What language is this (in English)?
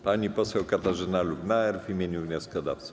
Polish